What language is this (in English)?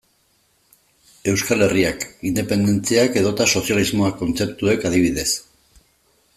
Basque